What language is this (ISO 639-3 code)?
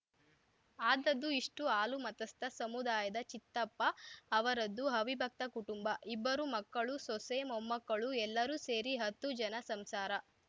kan